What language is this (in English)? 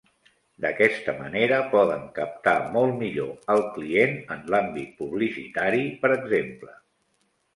Catalan